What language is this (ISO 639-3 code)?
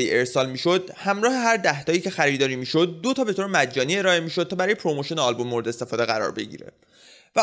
fas